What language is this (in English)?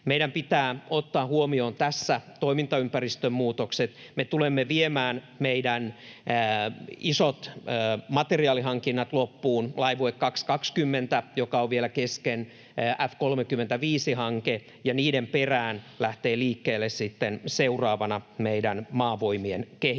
Finnish